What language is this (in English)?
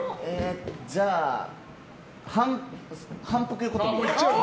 Japanese